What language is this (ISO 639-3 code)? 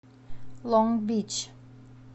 rus